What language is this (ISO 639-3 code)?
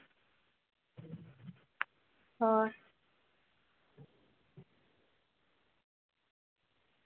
sat